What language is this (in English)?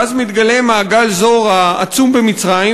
Hebrew